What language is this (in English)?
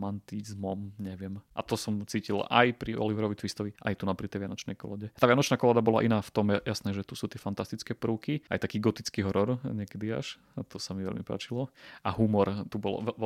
Slovak